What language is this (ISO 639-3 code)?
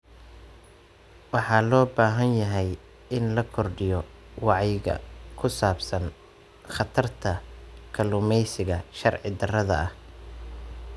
som